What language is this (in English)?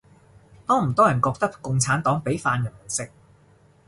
Cantonese